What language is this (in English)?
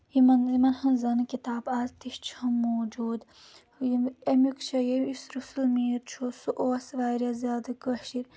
Kashmiri